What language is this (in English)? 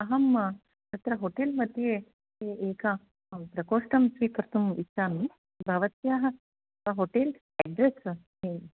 Sanskrit